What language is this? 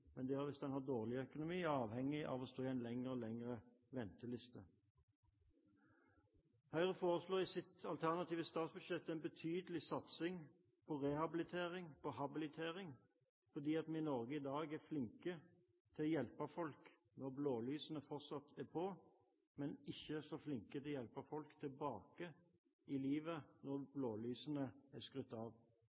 Norwegian Bokmål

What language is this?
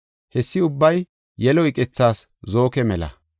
Gofa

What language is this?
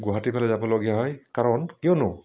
Assamese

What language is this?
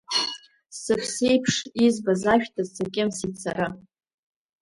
Abkhazian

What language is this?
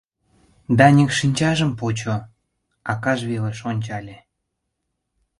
Mari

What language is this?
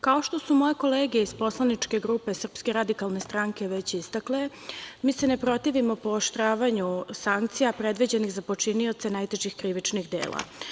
Serbian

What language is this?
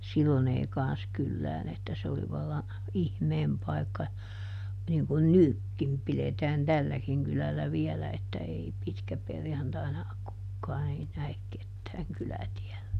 Finnish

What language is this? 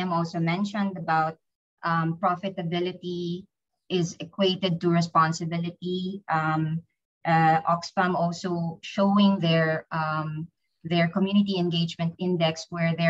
English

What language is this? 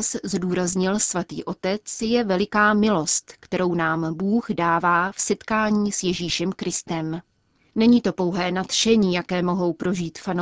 Czech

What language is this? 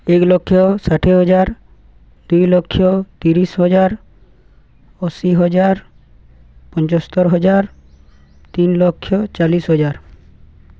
Odia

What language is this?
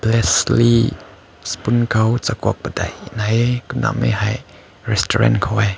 Rongmei Naga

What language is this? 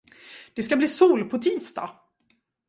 Swedish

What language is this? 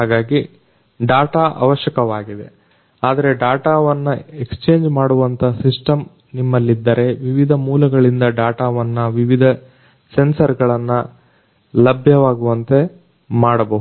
Kannada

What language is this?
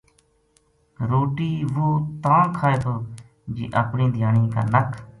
Gujari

